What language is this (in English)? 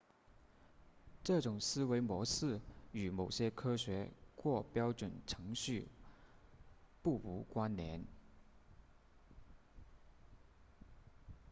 Chinese